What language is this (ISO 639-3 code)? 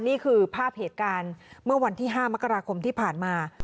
tha